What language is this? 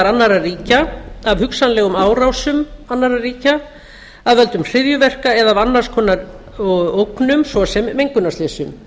Icelandic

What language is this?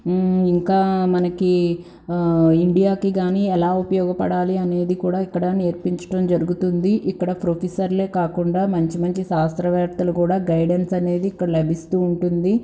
Telugu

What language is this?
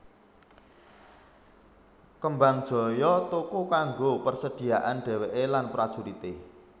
Javanese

